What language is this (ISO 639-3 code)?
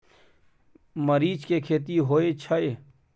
mai